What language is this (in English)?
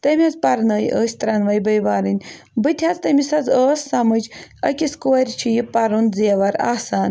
Kashmiri